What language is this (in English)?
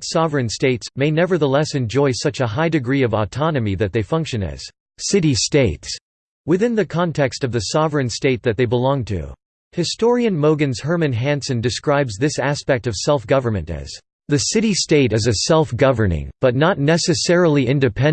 English